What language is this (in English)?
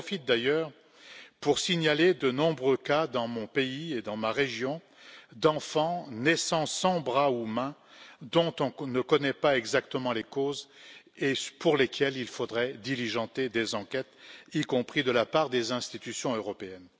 French